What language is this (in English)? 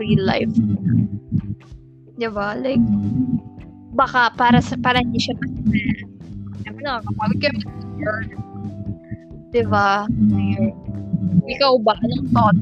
Filipino